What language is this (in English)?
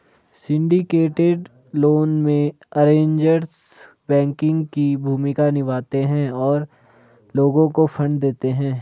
Hindi